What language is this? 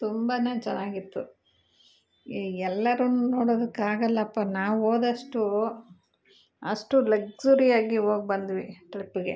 Kannada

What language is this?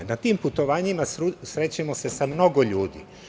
Serbian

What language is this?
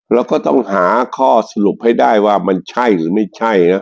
Thai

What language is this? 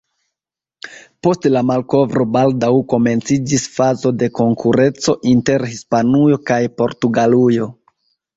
Esperanto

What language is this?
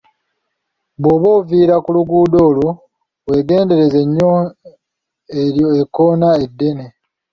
Ganda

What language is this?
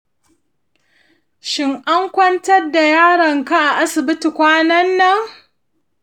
Hausa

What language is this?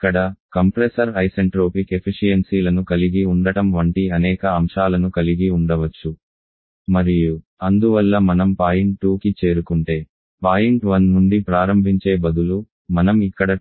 Telugu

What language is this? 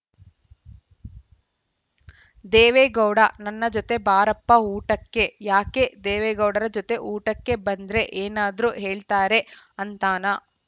Kannada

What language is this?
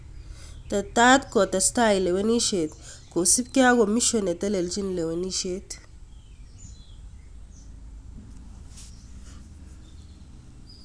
Kalenjin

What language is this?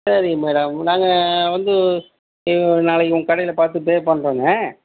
Tamil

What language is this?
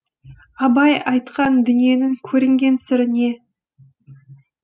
Kazakh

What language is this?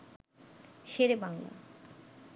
Bangla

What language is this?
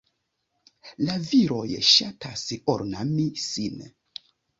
Esperanto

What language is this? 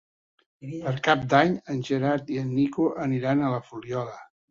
Catalan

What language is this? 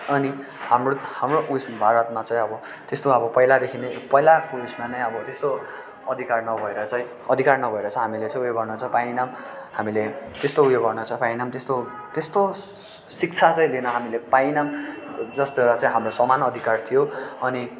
Nepali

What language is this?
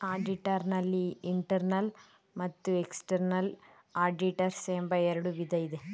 Kannada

